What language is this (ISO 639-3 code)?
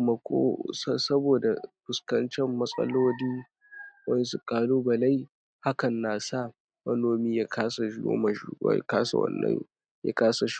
hau